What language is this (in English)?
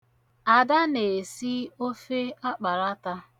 Igbo